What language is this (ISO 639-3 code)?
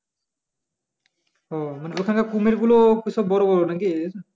ben